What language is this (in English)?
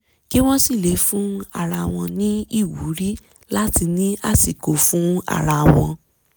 Yoruba